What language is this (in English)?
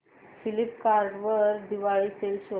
Marathi